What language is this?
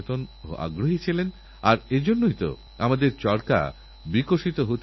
Bangla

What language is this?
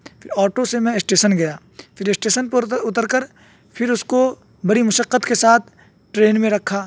Urdu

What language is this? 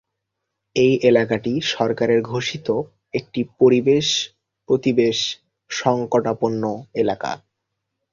Bangla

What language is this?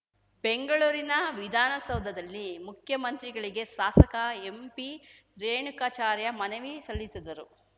Kannada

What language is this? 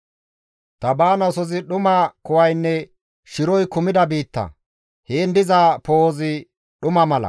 Gamo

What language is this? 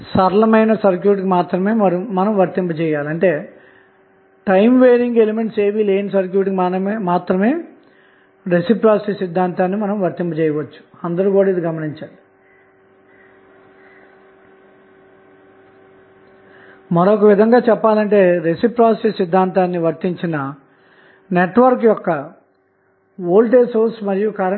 Telugu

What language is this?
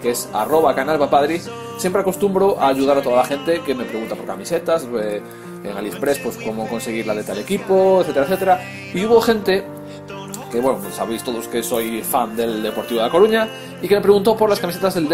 Spanish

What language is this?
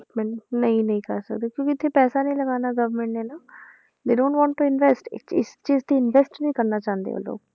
Punjabi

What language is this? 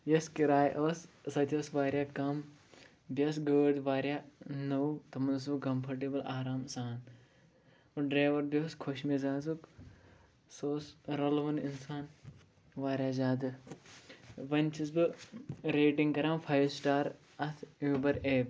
Kashmiri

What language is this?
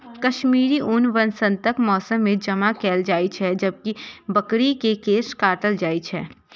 Maithili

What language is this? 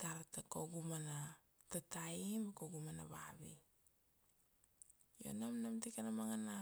Kuanua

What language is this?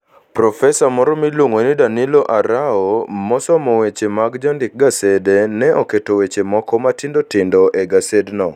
Luo (Kenya and Tanzania)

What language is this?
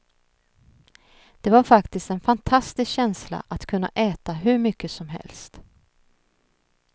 Swedish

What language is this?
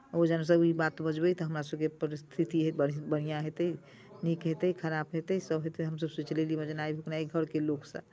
Maithili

